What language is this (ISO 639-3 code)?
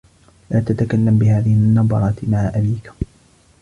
ara